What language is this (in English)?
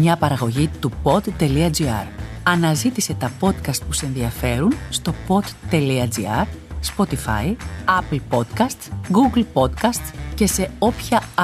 Greek